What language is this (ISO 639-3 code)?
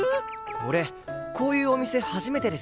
jpn